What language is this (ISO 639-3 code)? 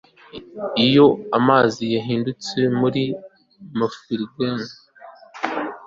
kin